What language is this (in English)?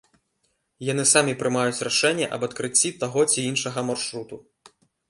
Belarusian